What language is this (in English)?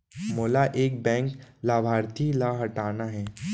Chhattisgarhi